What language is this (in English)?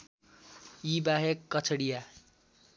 Nepali